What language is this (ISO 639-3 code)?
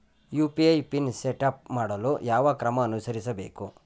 kan